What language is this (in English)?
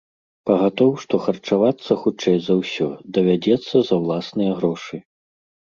Belarusian